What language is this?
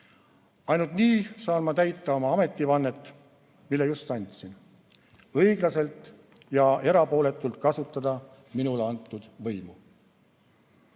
Estonian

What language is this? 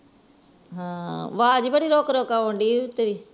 Punjabi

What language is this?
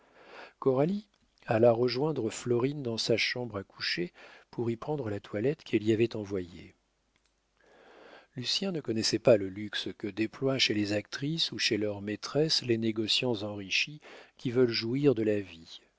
French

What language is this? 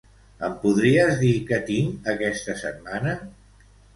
Catalan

